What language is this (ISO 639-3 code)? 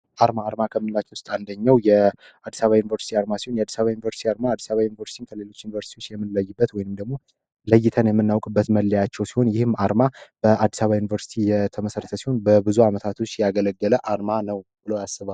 amh